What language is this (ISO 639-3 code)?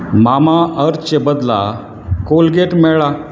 kok